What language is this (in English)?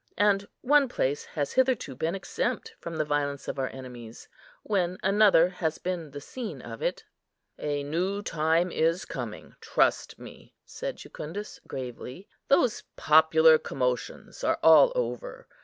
English